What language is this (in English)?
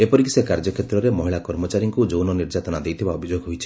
Odia